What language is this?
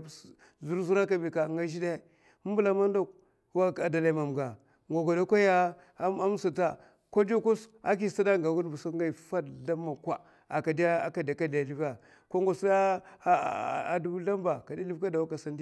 Mafa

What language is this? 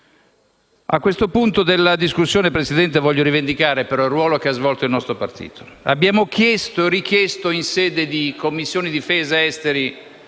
Italian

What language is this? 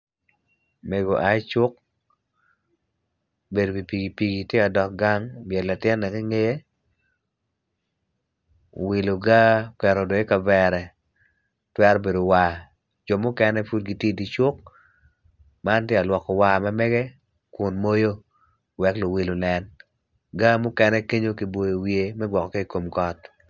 Acoli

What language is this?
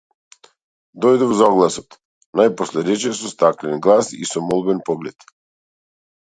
Macedonian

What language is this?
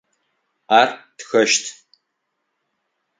Adyghe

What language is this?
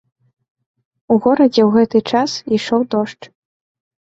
Belarusian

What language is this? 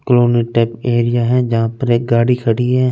Hindi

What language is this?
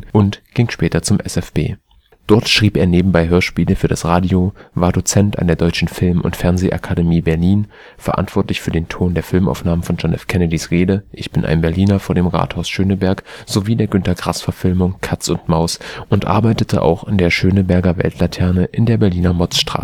German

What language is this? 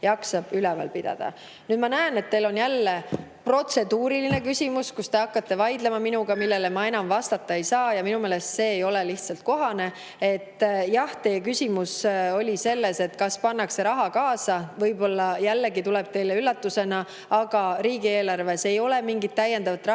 Estonian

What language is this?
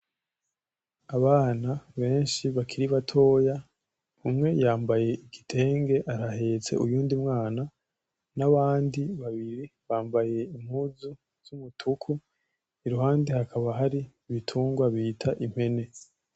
Rundi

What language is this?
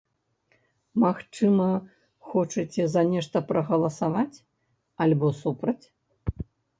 Belarusian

